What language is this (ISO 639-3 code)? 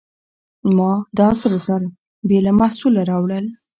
pus